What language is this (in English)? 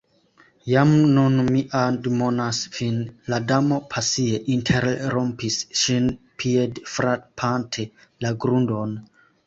Esperanto